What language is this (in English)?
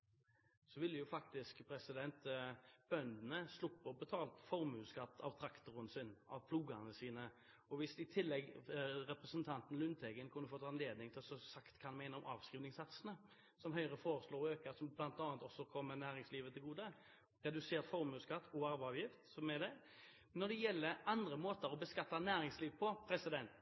Norwegian Bokmål